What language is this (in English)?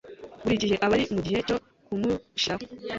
Kinyarwanda